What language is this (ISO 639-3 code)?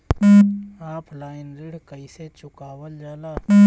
bho